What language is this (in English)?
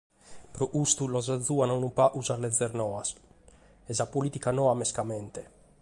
Sardinian